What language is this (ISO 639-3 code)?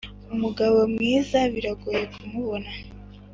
kin